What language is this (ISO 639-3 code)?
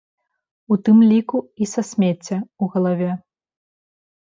bel